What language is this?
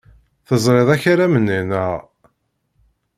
Kabyle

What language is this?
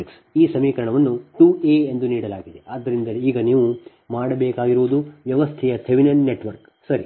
Kannada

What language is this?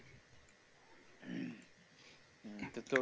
Bangla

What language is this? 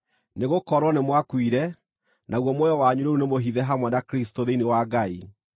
Kikuyu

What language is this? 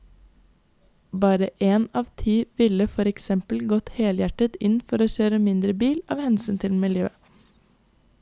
Norwegian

